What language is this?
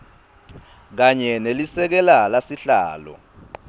Swati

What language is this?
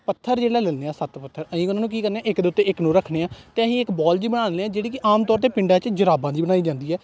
Punjabi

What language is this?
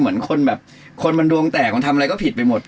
Thai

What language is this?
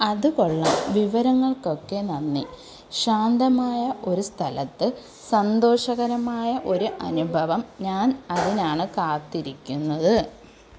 Malayalam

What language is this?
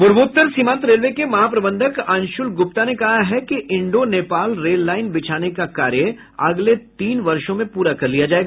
Hindi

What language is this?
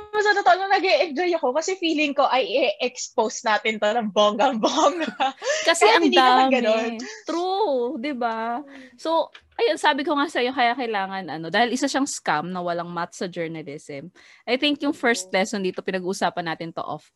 Filipino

